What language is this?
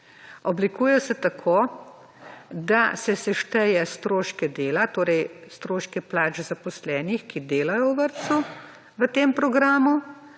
Slovenian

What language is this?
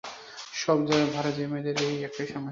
Bangla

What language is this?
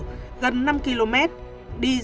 Vietnamese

